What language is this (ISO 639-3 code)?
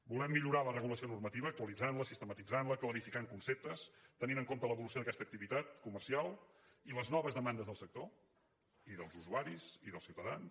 cat